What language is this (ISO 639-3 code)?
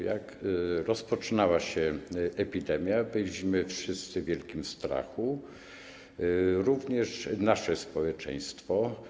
pol